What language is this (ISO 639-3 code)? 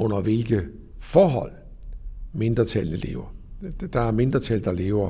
dan